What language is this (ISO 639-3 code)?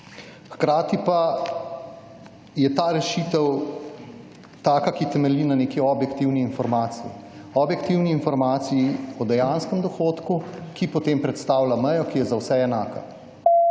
slv